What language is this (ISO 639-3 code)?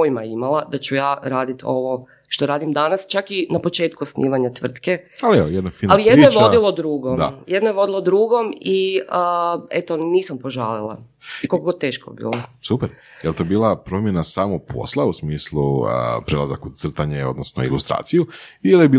hrv